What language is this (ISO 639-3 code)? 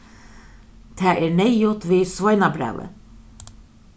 fao